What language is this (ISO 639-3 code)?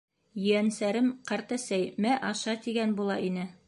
bak